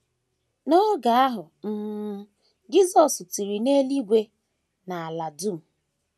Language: Igbo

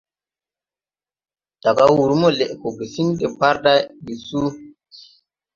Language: Tupuri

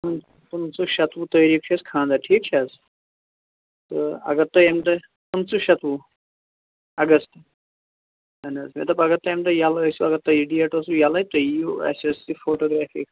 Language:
Kashmiri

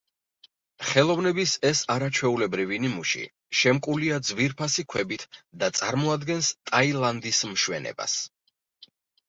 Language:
Georgian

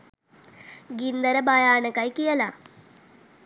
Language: Sinhala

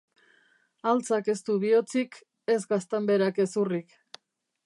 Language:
Basque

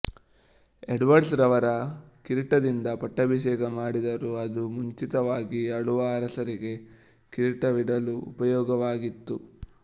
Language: Kannada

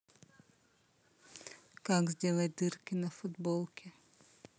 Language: Russian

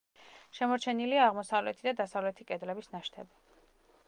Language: Georgian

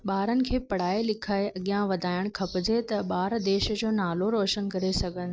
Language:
Sindhi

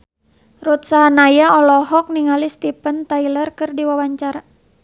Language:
Sundanese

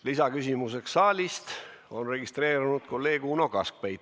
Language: Estonian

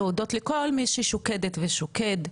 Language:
Hebrew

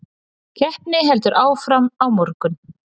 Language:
Icelandic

